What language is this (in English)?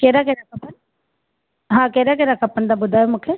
Sindhi